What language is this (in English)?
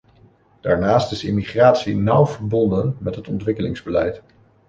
Dutch